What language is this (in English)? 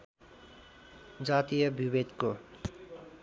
Nepali